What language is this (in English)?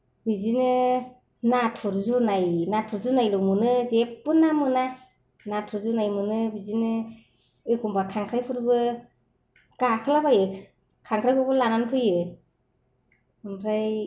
Bodo